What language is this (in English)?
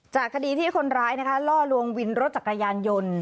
Thai